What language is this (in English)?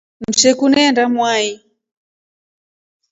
Rombo